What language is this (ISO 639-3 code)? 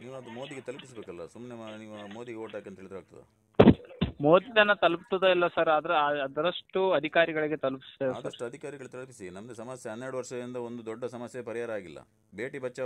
kan